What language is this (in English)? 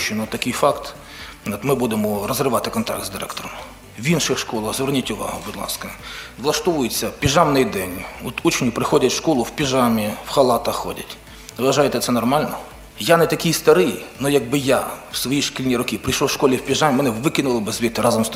Ukrainian